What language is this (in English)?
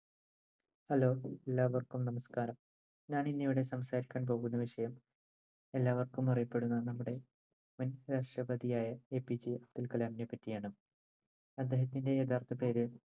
Malayalam